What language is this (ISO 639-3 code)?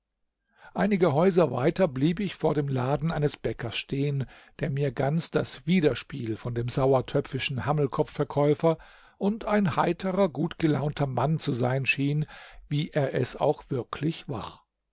deu